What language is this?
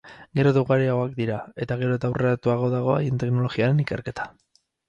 Basque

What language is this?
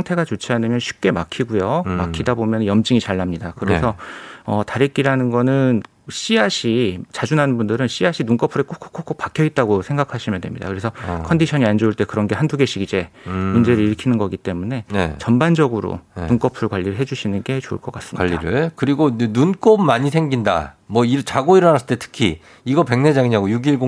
Korean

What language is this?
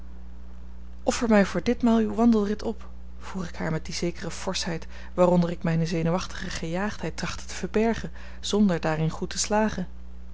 Dutch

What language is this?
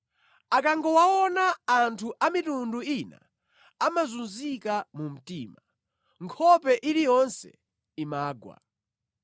Nyanja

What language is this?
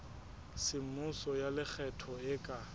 Southern Sotho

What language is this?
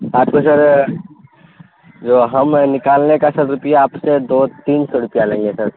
Urdu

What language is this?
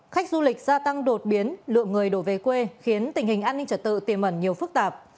Vietnamese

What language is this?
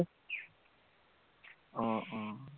Assamese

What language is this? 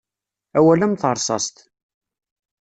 Kabyle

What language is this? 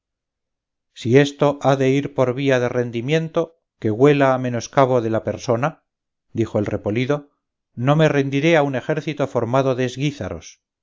Spanish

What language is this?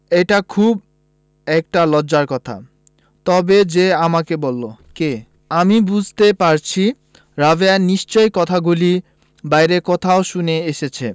Bangla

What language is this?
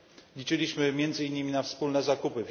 Polish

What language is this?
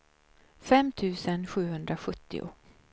Swedish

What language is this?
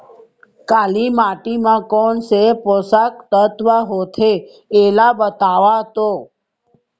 Chhattisgarhi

